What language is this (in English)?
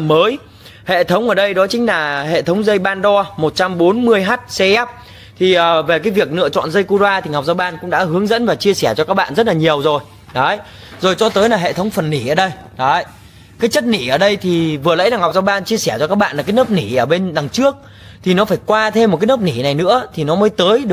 Vietnamese